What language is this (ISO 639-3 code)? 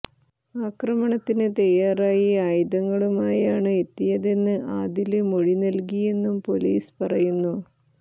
mal